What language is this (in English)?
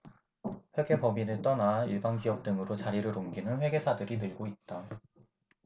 Korean